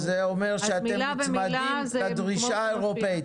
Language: Hebrew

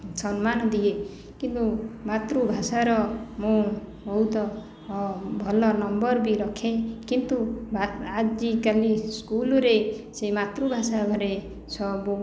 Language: Odia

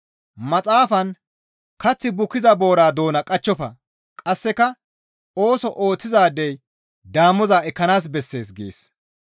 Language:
Gamo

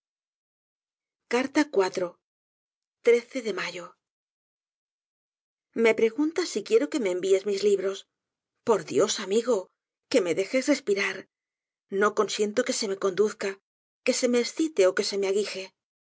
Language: Spanish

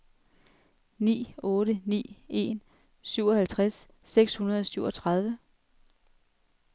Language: Danish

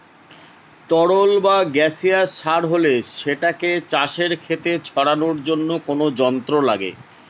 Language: Bangla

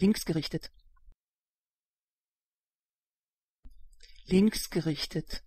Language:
German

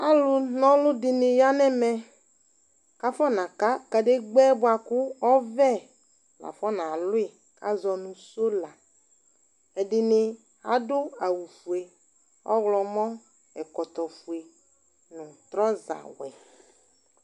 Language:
Ikposo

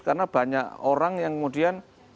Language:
Indonesian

